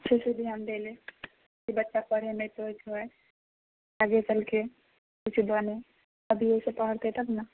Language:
Maithili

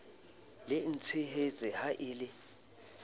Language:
Southern Sotho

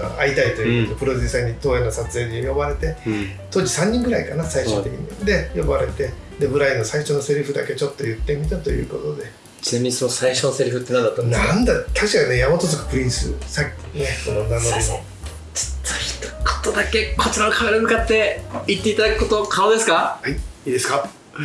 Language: Japanese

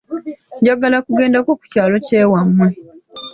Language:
Ganda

